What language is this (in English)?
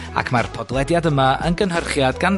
Welsh